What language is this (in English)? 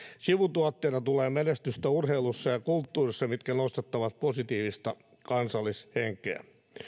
Finnish